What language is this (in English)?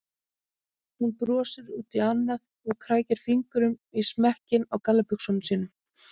Icelandic